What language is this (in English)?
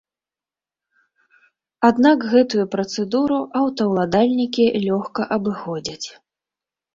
Belarusian